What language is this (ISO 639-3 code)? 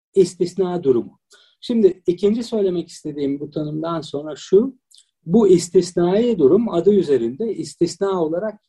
tur